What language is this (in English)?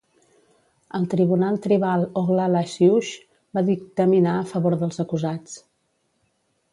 Catalan